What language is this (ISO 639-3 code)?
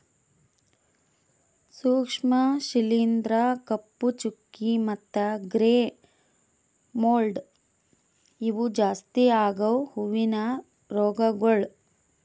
kan